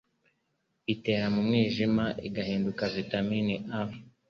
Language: Kinyarwanda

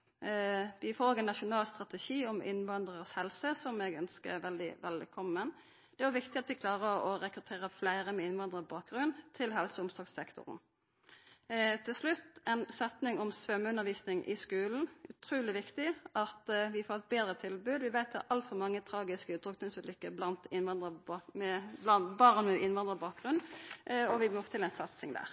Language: Norwegian Nynorsk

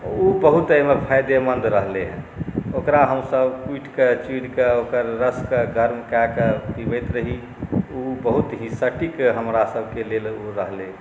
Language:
Maithili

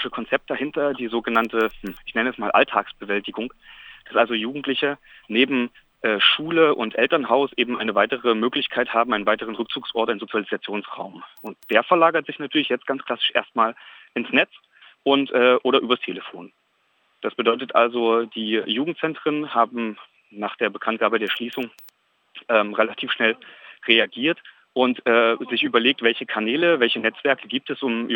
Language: German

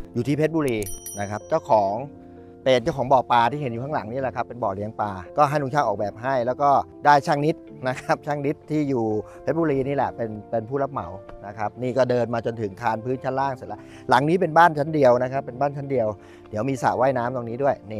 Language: Thai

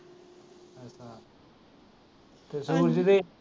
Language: Punjabi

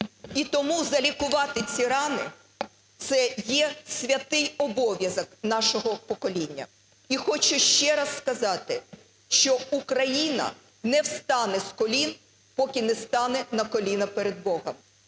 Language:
Ukrainian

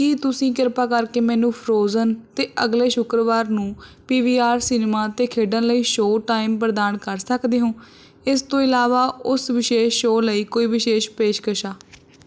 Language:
Punjabi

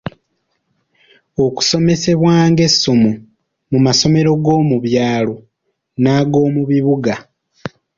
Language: Ganda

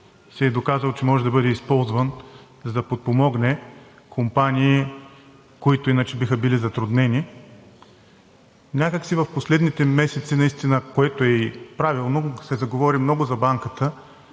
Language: Bulgarian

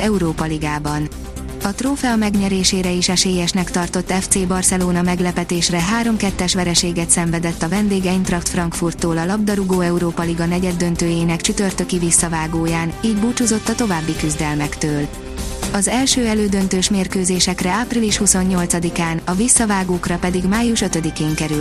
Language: Hungarian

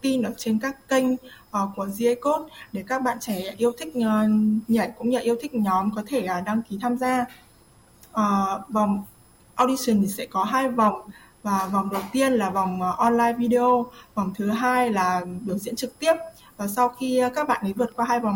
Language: Vietnamese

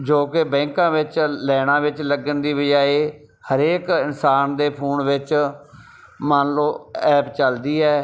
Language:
Punjabi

